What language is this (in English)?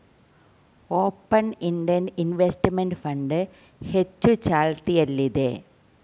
Kannada